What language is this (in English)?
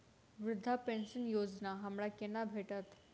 Maithili